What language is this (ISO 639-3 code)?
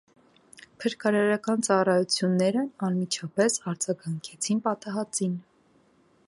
hye